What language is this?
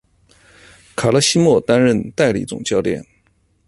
Chinese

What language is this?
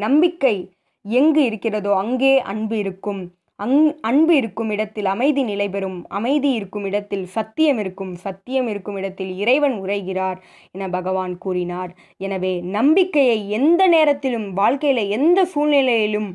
Tamil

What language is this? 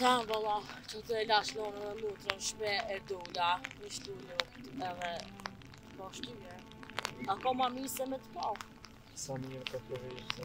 Romanian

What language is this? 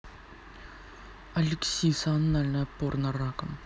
Russian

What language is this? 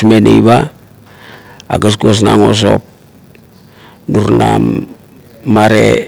Kuot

